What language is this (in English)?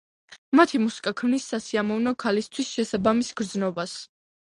Georgian